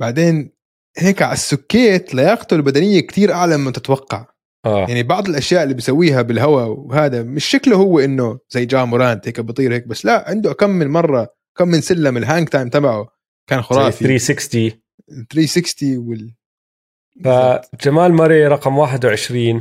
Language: Arabic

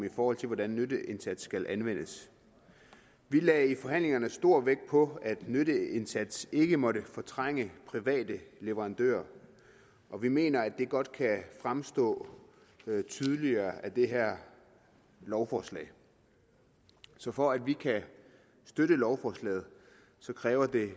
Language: Danish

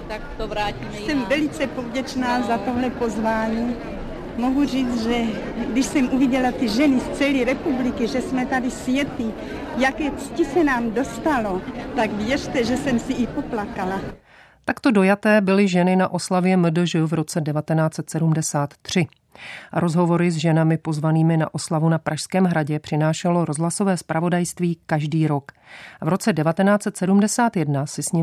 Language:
Czech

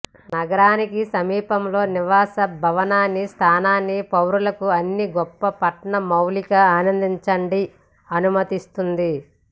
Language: Telugu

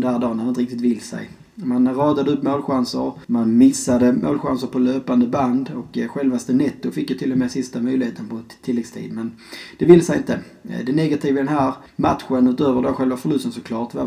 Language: Swedish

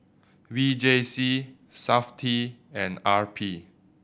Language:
English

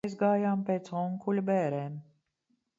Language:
Latvian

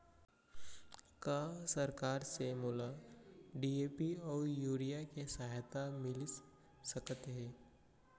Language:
Chhattisgarhi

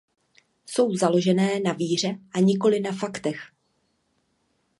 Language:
Czech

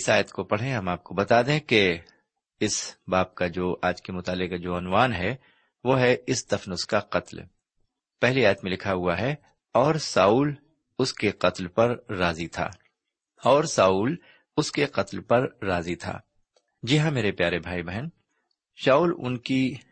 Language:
Urdu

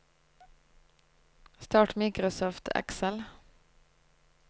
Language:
Norwegian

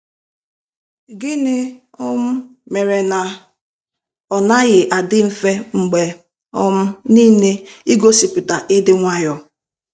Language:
Igbo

